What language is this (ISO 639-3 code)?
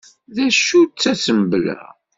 kab